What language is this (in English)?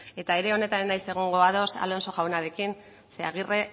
Basque